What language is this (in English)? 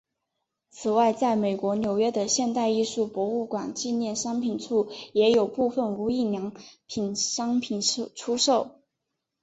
Chinese